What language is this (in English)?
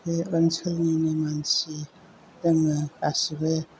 Bodo